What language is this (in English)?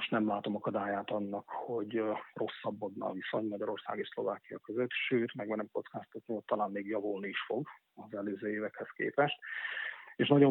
Hungarian